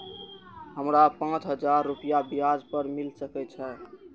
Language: Maithili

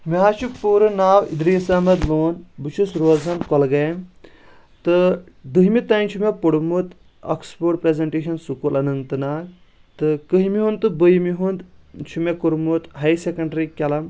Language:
Kashmiri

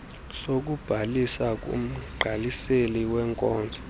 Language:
Xhosa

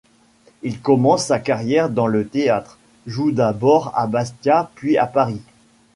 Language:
French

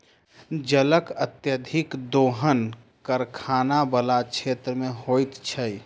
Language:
Maithili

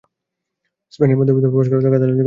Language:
Bangla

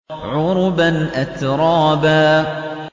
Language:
Arabic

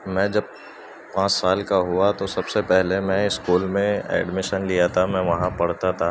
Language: Urdu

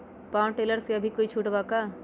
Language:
Magahi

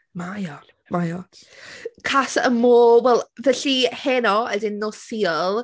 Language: Welsh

